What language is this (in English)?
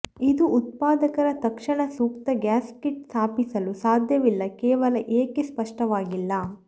Kannada